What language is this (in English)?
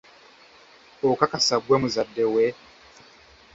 Ganda